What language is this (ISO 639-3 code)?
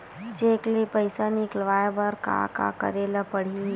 hne